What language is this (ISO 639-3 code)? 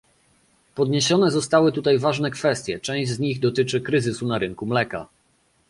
pol